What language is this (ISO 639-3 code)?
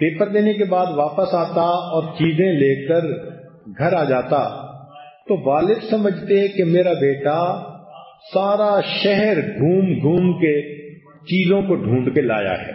hin